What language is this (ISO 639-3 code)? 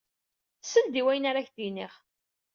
kab